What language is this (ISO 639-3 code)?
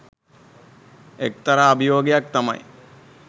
sin